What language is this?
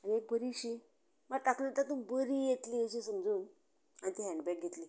Konkani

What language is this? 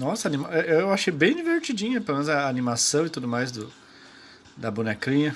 Portuguese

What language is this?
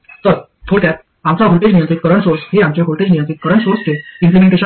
Marathi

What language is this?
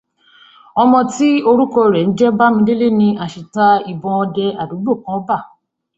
Yoruba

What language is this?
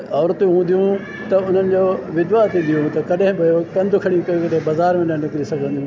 Sindhi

